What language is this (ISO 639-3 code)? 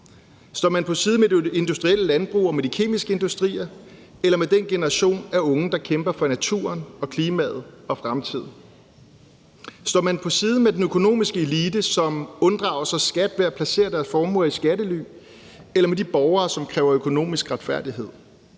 dan